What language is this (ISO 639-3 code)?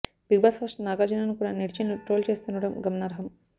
tel